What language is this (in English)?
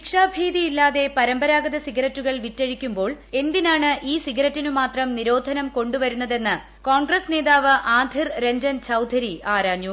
Malayalam